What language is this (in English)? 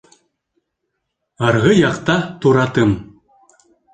Bashkir